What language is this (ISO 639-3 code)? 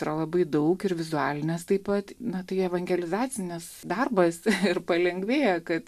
lit